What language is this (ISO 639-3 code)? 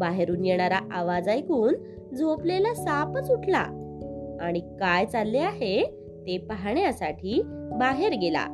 mar